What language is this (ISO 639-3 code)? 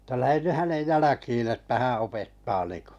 fin